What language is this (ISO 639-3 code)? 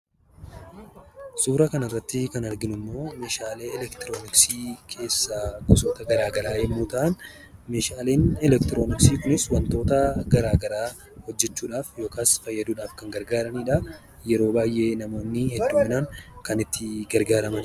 orm